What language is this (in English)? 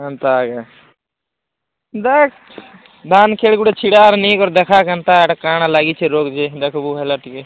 Odia